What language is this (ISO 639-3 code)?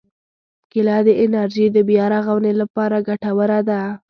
pus